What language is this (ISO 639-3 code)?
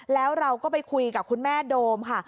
tha